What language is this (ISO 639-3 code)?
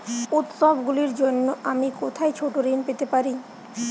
ben